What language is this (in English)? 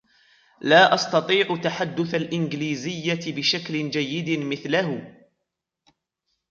Arabic